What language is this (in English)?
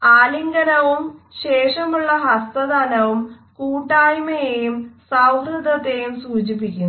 Malayalam